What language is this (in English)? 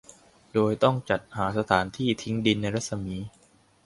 Thai